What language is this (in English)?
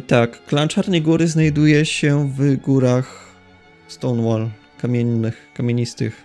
Polish